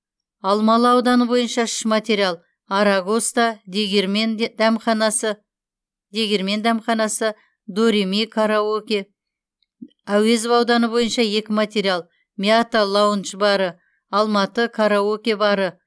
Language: Kazakh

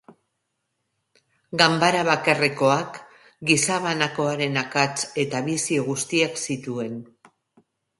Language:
Basque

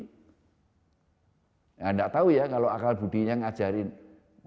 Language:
Indonesian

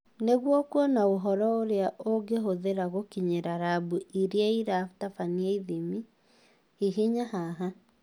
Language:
Kikuyu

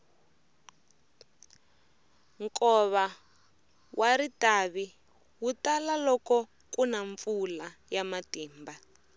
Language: Tsonga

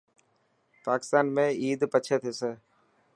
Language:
Dhatki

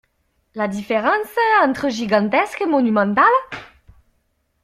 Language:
French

